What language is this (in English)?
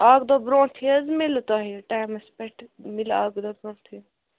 Kashmiri